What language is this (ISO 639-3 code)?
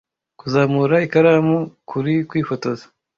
kin